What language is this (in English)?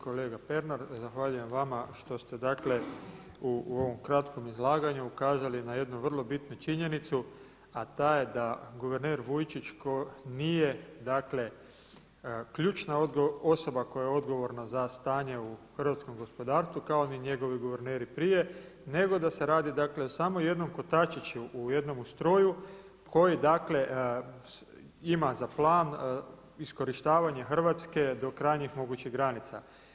Croatian